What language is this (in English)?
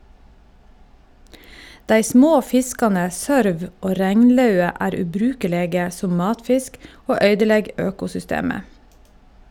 Norwegian